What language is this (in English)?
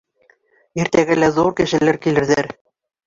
Bashkir